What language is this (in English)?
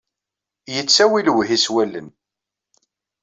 Kabyle